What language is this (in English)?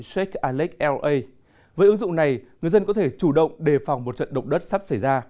Vietnamese